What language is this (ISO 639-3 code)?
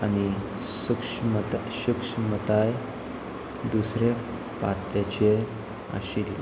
kok